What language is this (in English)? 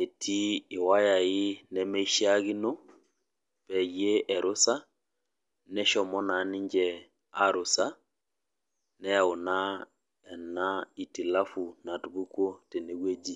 Masai